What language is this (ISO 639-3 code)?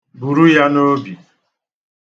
ibo